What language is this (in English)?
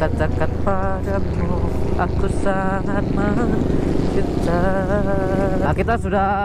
Indonesian